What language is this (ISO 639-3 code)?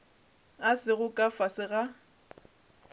nso